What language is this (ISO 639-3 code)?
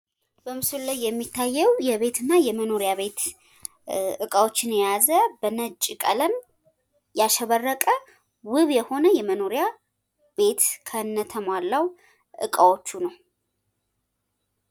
amh